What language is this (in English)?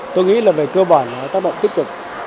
Vietnamese